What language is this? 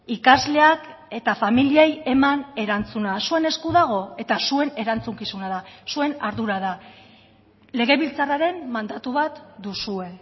Basque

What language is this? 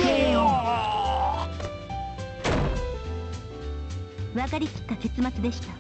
Japanese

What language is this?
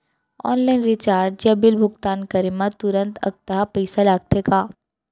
Chhattisgarhi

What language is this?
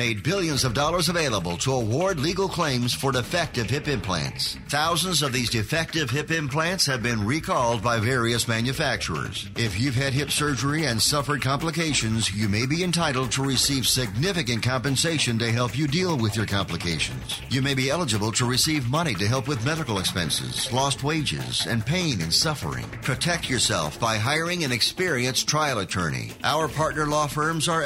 English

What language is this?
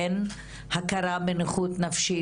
Hebrew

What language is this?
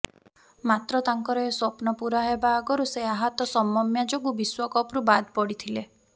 Odia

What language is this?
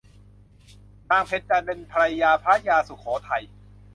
Thai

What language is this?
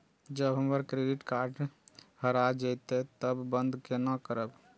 Maithili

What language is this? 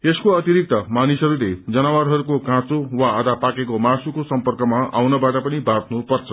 Nepali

